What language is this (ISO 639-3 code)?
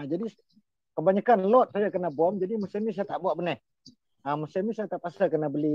msa